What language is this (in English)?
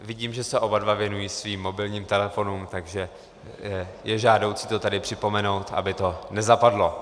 Czech